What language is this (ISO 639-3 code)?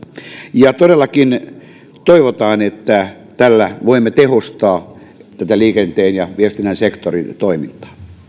fin